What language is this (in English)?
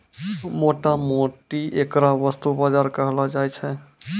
Maithili